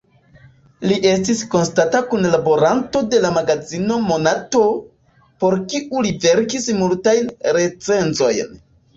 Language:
Esperanto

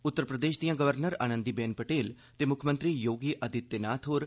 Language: Dogri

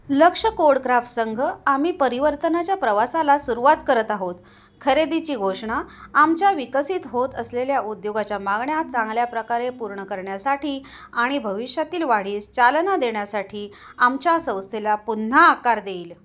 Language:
Marathi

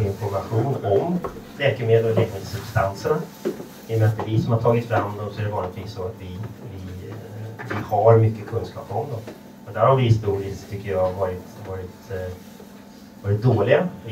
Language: Swedish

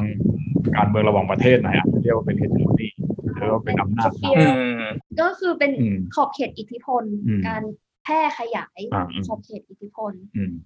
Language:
Thai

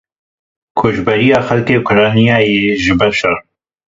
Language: Kurdish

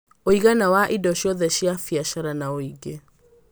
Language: Kikuyu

